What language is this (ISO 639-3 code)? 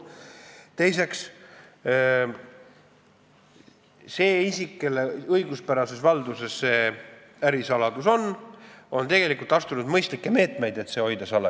est